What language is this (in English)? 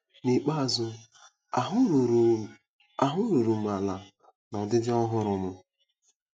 Igbo